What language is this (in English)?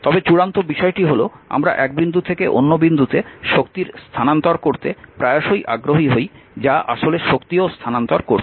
Bangla